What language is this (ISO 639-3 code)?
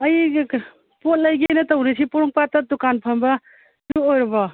mni